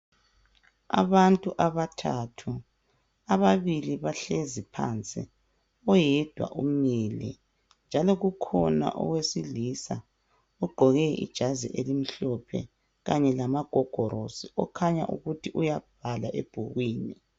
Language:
North Ndebele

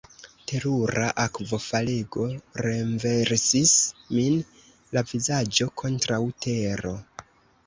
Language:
Esperanto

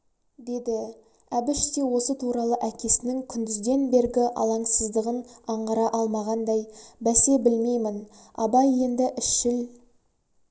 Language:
Kazakh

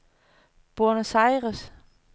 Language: Danish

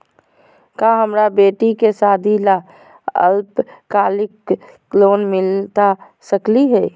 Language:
Magahi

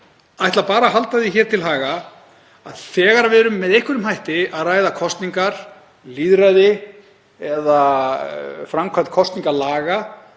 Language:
Icelandic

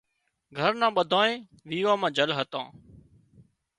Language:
Wadiyara Koli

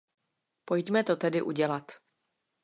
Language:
Czech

